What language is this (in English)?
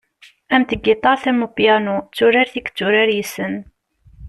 Kabyle